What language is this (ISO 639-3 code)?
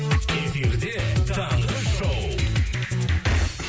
kaz